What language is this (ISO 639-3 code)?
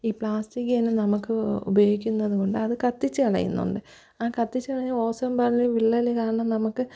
mal